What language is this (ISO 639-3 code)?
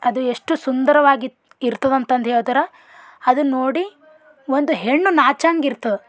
kan